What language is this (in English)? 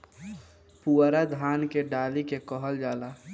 Bhojpuri